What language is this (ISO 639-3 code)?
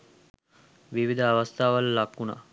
sin